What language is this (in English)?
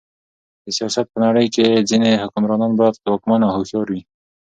Pashto